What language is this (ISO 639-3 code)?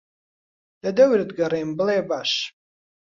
ckb